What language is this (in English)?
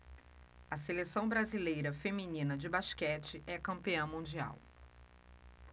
Portuguese